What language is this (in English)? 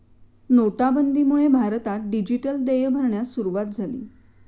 Marathi